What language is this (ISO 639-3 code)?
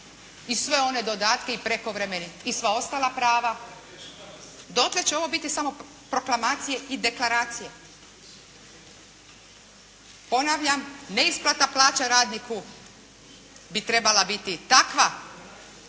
hrv